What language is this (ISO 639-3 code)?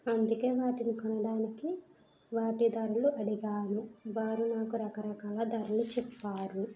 tel